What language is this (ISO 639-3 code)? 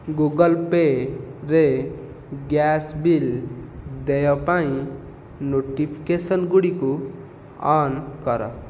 ori